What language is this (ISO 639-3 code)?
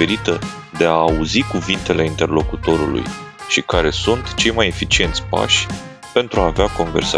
ron